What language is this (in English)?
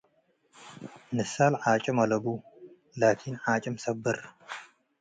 Tigre